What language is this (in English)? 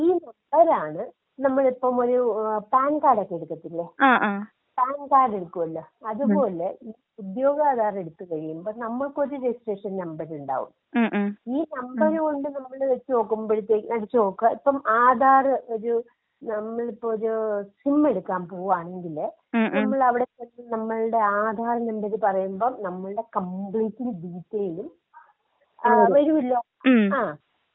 Malayalam